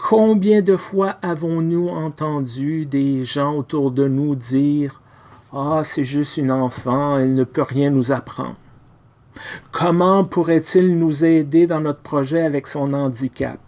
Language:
French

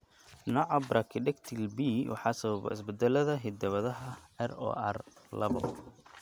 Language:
Somali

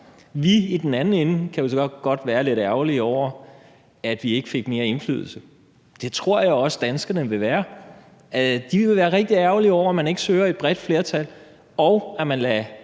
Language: Danish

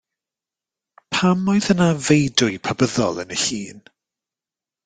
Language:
Welsh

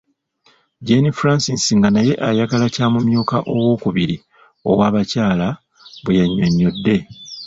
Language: Ganda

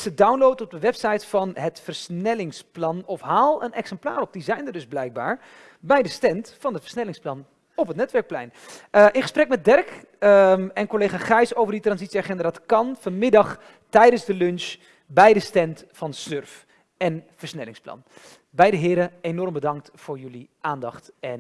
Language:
Dutch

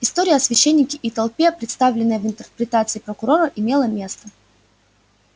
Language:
Russian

